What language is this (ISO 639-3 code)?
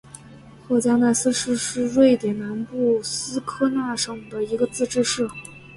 zho